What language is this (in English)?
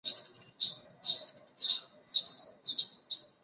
Chinese